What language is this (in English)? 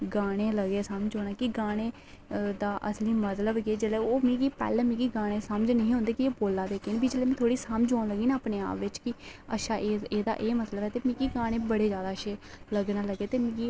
Dogri